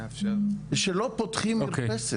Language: Hebrew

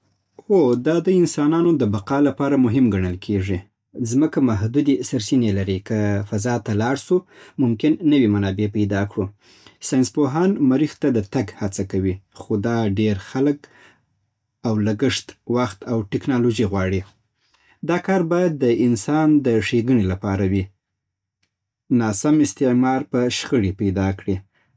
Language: Southern Pashto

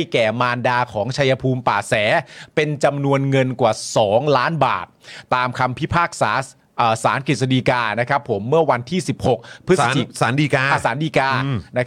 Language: Thai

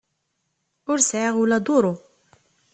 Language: Kabyle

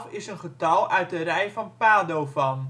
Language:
Dutch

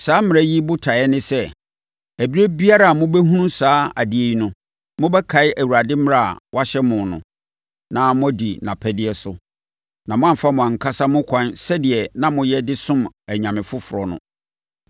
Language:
Akan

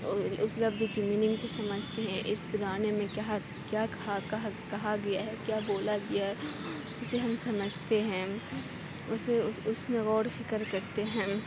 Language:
Urdu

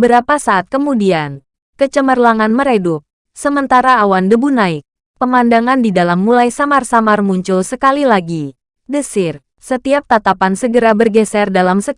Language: Indonesian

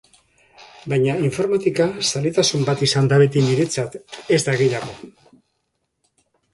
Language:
Basque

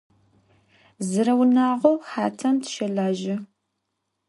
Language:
Adyghe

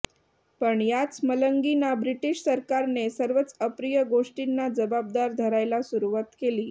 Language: Marathi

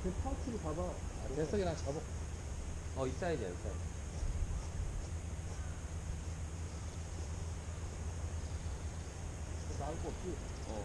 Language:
Korean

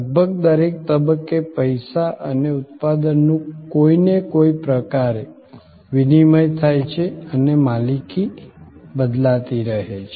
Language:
Gujarati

